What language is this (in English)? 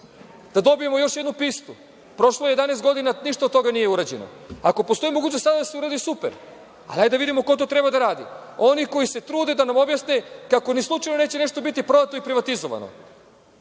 Serbian